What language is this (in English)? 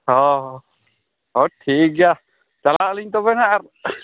Santali